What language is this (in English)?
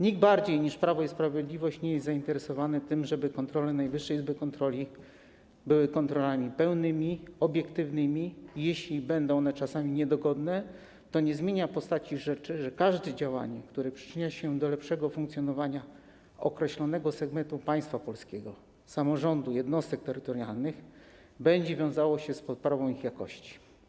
Polish